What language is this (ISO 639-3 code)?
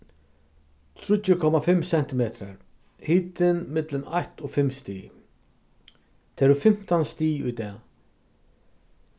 fao